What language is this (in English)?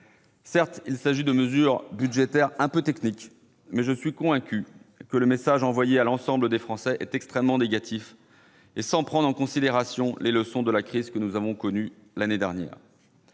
French